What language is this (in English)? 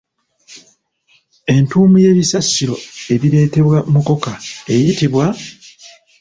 Ganda